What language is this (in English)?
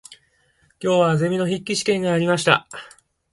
Japanese